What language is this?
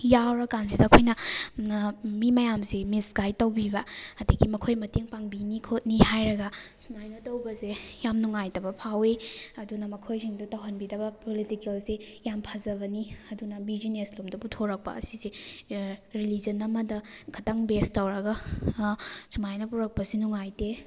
Manipuri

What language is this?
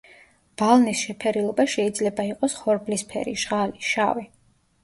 Georgian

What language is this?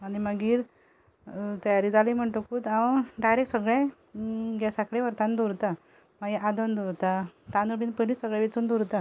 Konkani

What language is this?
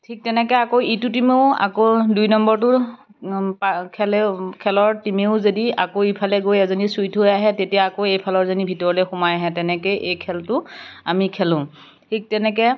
Assamese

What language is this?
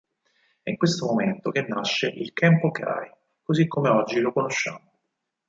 Italian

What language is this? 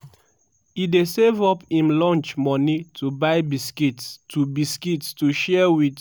Nigerian Pidgin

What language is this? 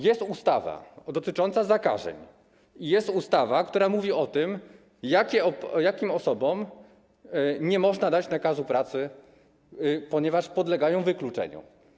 Polish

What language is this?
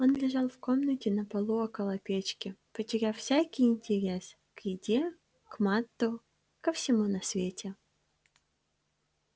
Russian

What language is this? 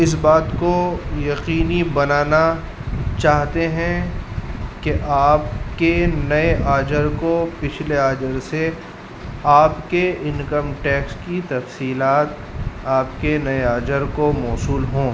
Urdu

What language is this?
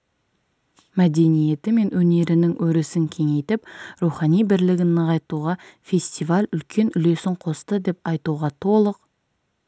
Kazakh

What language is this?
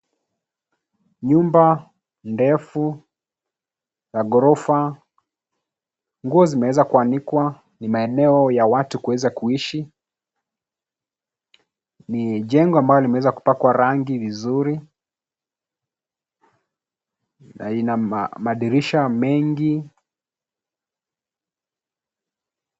Swahili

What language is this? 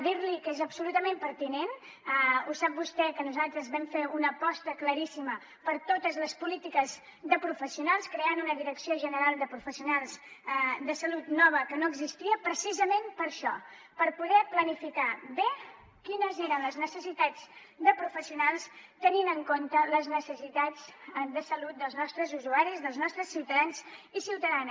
Catalan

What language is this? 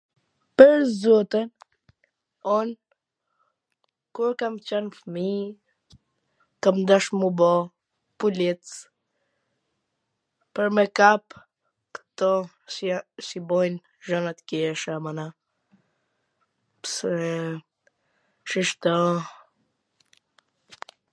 Gheg Albanian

